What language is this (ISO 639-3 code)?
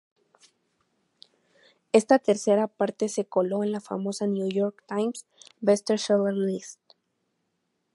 spa